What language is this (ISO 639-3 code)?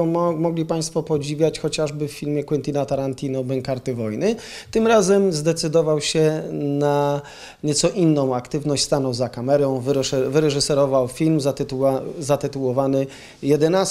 pol